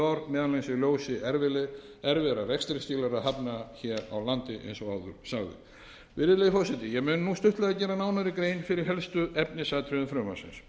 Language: Icelandic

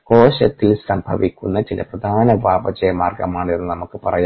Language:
Malayalam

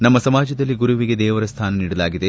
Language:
Kannada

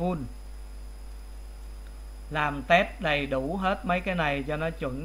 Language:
Vietnamese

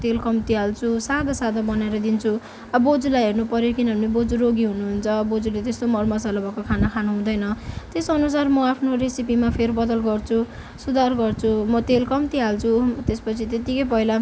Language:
Nepali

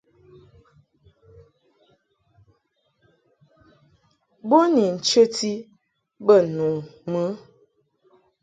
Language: Mungaka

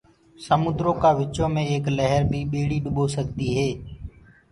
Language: Gurgula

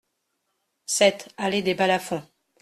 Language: French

